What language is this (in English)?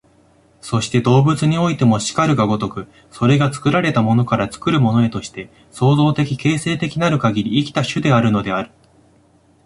Japanese